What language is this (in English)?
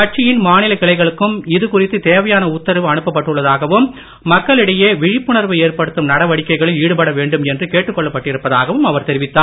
Tamil